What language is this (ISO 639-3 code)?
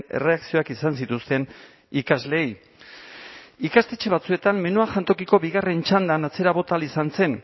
eus